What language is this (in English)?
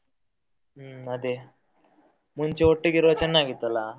Kannada